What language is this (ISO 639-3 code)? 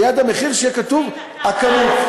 heb